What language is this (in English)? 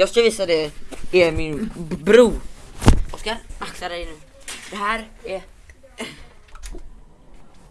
Swedish